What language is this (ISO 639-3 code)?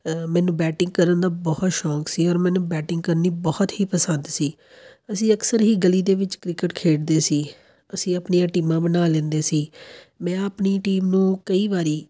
pan